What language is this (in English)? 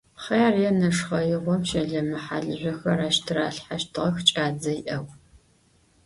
Adyghe